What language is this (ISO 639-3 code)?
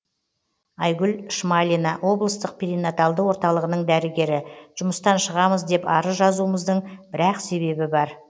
kaz